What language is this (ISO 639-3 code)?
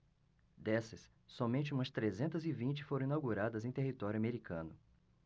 por